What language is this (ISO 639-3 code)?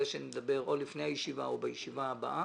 heb